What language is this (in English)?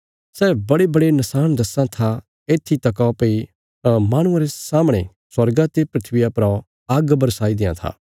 Bilaspuri